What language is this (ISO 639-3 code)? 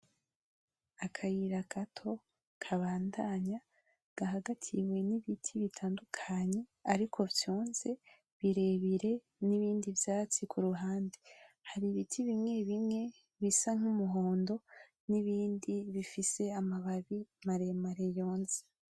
run